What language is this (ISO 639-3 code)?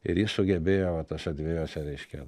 lit